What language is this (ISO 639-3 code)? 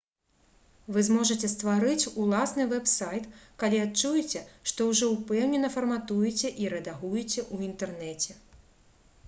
bel